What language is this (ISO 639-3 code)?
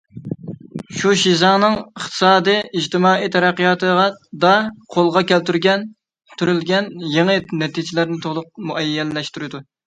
uig